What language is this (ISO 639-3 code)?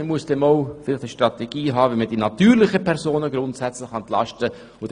gsw